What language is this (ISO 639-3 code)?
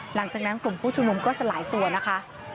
tha